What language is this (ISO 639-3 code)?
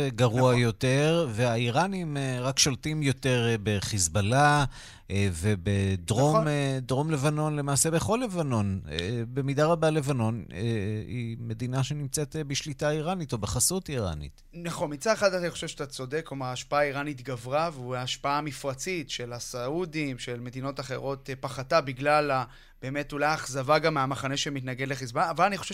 heb